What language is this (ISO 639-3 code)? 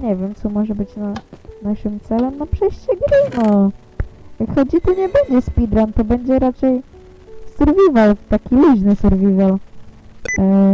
pol